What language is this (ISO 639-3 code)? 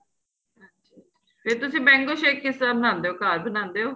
pan